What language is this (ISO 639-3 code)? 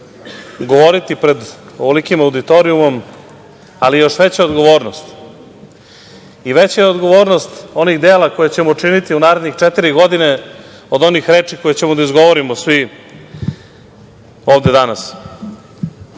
srp